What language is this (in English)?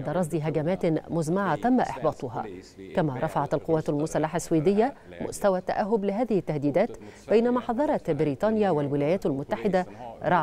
Arabic